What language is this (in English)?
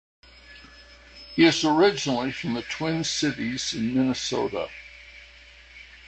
English